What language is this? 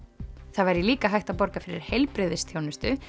Icelandic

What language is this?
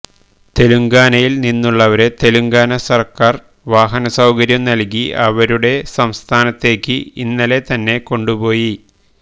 Malayalam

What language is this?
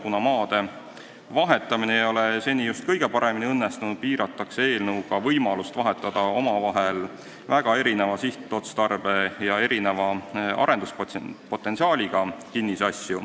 Estonian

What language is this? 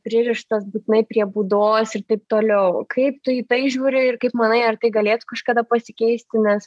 Lithuanian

